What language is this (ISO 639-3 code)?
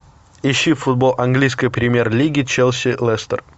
rus